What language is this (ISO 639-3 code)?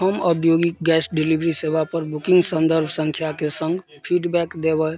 mai